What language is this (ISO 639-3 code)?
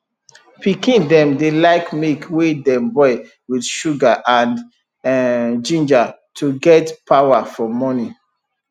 pcm